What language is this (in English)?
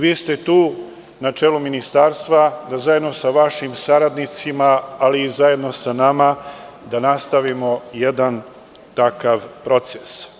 Serbian